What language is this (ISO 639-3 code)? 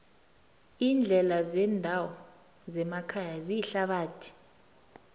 nbl